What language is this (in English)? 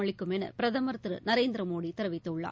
Tamil